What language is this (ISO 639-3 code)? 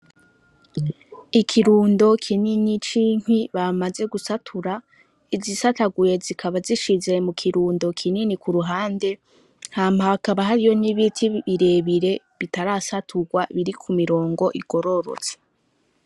run